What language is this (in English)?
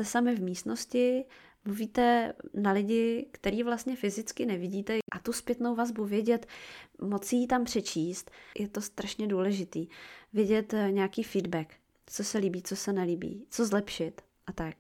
Czech